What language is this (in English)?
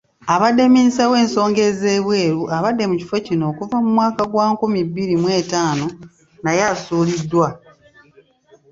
Ganda